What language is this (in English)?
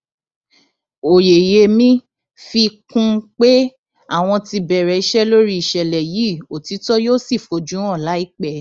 Yoruba